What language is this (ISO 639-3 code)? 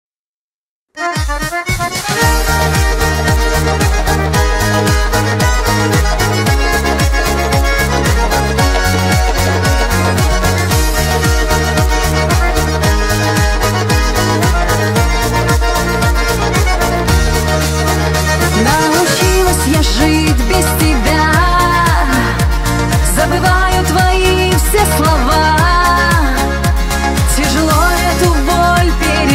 rus